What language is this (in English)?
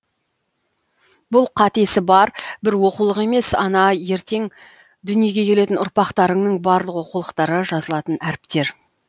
Kazakh